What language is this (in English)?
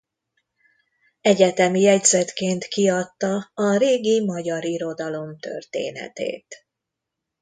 Hungarian